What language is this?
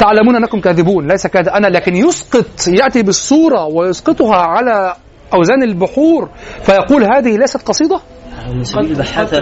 Arabic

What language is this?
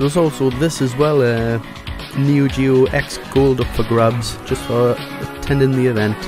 English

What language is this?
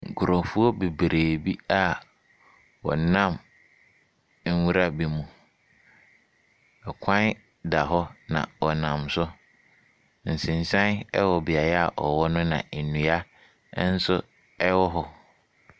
Akan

